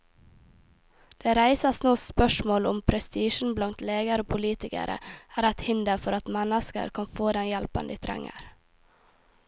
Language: Norwegian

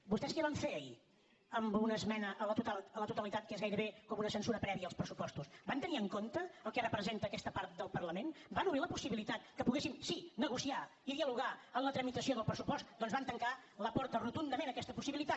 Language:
Catalan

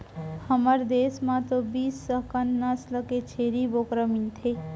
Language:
Chhattisgarhi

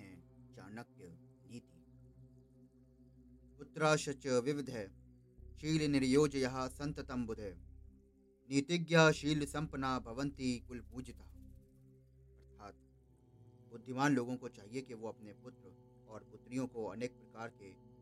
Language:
Hindi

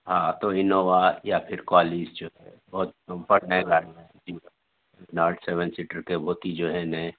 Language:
Urdu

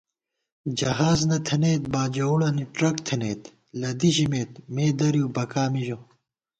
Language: Gawar-Bati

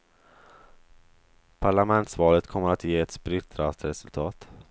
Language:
Swedish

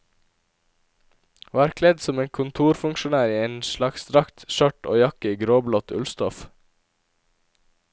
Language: Norwegian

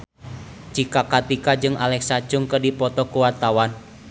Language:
Sundanese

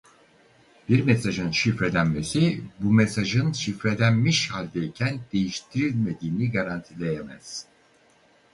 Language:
Turkish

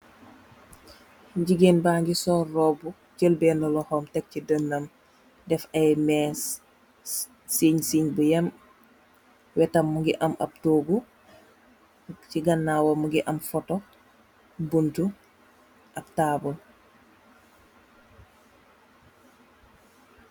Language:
Wolof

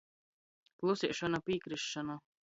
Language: Latgalian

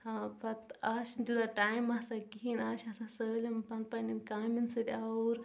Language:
Kashmiri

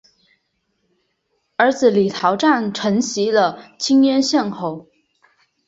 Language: Chinese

